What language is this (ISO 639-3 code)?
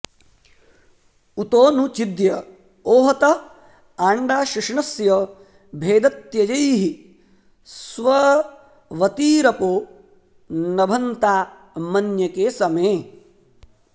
san